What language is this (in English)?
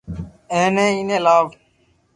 Loarki